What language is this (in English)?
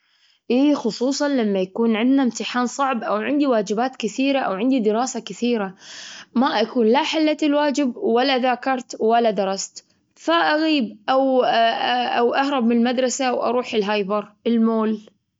Gulf Arabic